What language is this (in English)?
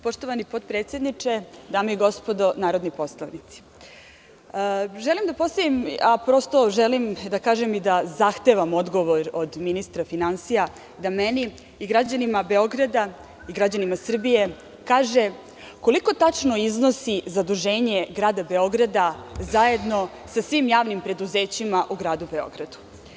Serbian